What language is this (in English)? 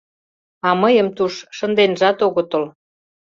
Mari